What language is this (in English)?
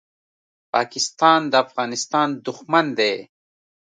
Pashto